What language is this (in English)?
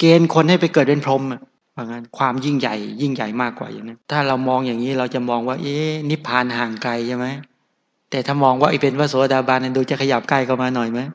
Thai